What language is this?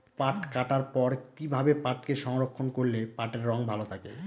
Bangla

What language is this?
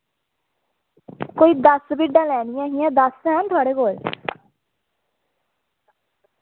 Dogri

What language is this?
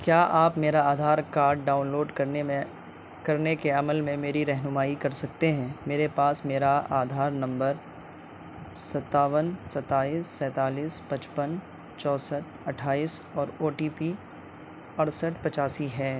Urdu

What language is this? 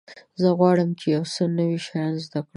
Pashto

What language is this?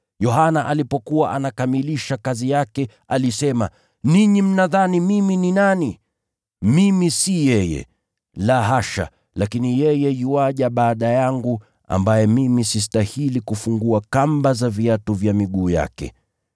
Swahili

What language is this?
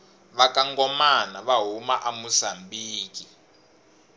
Tsonga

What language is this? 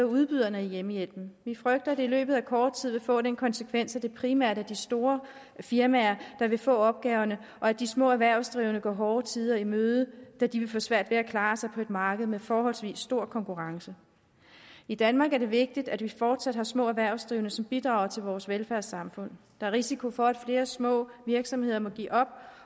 Danish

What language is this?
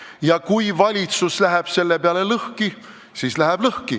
Estonian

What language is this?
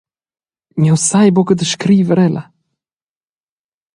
Romansh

